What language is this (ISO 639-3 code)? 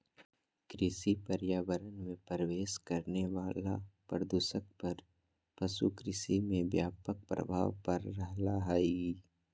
mag